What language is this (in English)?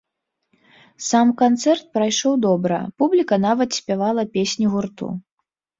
Belarusian